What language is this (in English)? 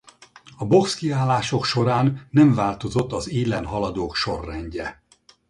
Hungarian